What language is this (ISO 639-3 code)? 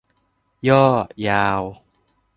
tha